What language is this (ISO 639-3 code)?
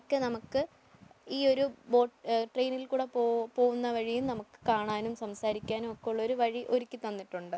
mal